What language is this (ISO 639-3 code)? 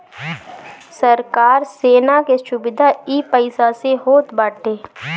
bho